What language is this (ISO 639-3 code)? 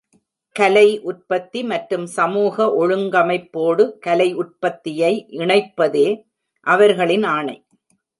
tam